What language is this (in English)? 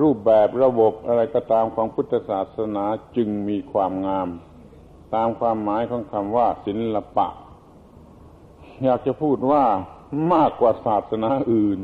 Thai